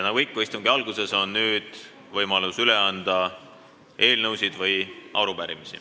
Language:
Estonian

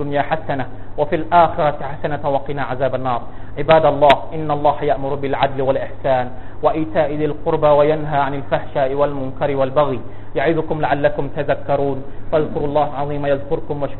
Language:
Thai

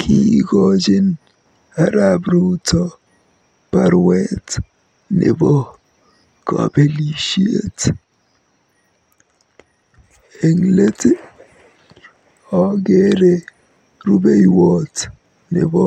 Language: Kalenjin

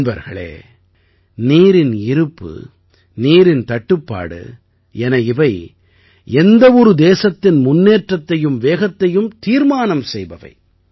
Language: Tamil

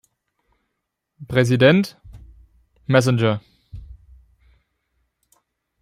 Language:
German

